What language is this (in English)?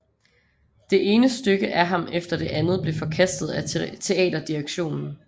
Danish